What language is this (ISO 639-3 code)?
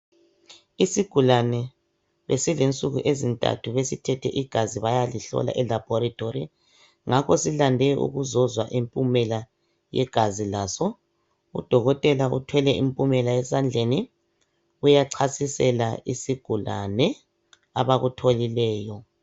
nde